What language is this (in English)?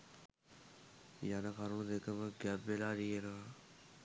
Sinhala